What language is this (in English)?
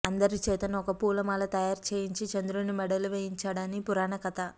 Telugu